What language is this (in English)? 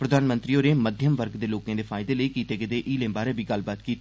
Dogri